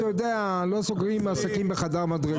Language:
Hebrew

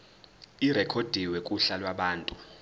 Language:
Zulu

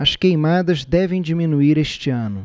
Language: Portuguese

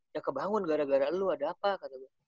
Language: Indonesian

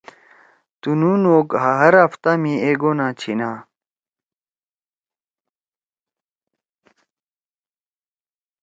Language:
Torwali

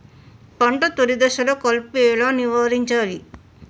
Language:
Telugu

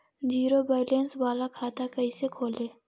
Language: Magahi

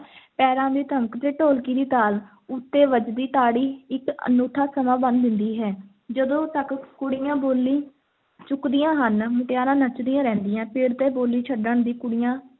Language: Punjabi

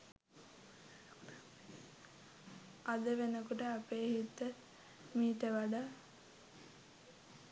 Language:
Sinhala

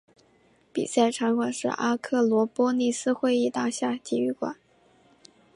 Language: Chinese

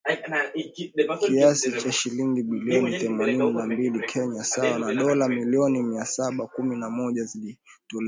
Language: Swahili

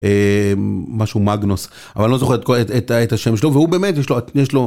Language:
Hebrew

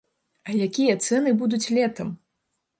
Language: Belarusian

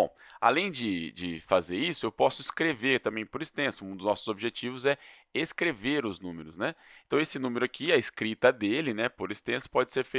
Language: Portuguese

